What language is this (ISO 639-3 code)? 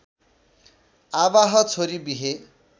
nep